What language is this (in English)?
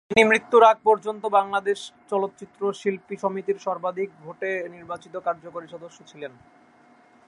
Bangla